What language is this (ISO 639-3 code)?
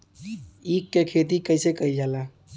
bho